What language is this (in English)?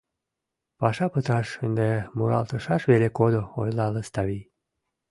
Mari